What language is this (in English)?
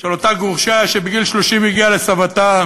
Hebrew